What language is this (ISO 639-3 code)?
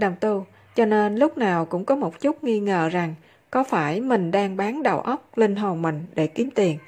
vie